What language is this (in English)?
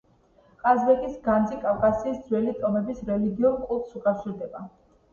Georgian